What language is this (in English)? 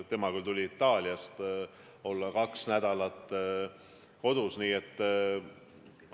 Estonian